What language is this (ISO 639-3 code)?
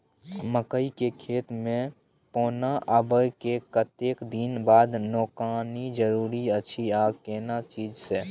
mai